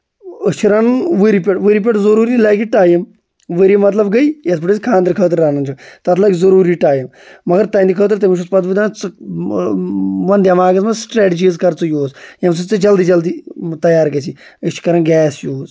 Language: Kashmiri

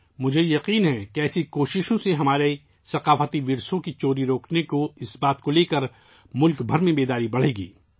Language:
Urdu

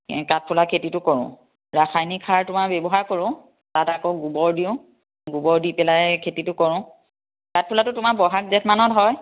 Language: Assamese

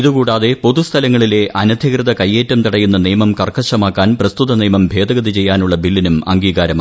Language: Malayalam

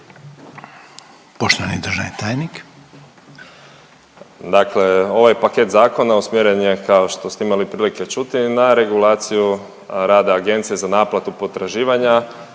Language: Croatian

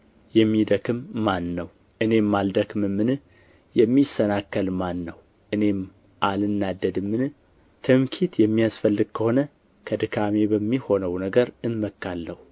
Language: Amharic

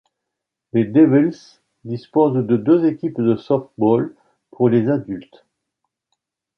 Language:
French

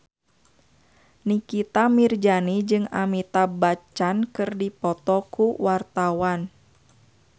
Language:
Sundanese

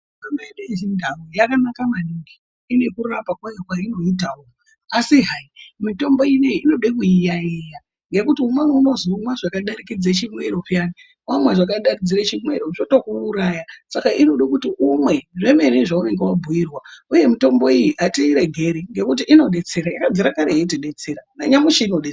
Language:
Ndau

